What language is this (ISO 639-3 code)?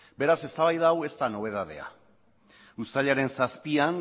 eus